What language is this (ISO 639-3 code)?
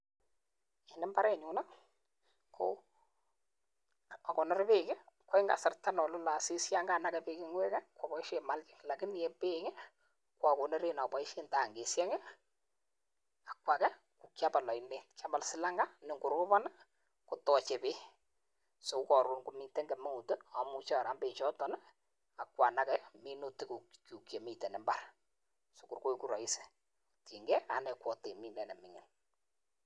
kln